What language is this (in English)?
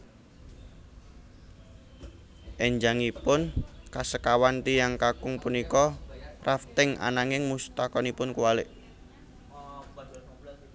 Javanese